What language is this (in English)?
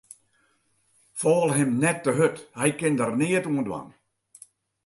Western Frisian